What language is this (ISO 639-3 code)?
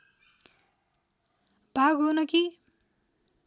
nep